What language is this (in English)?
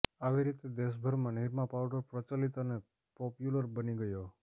Gujarati